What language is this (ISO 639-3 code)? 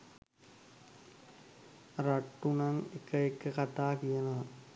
sin